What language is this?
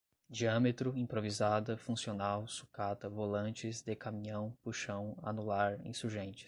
Portuguese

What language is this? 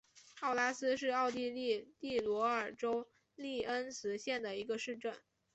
Chinese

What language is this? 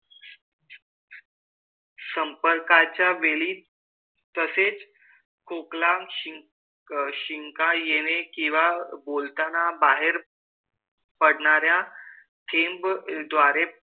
Marathi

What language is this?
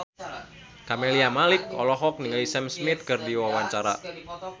Sundanese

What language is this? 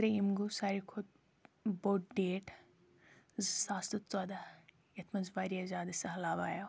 Kashmiri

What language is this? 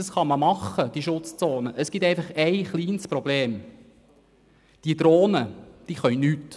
Swiss German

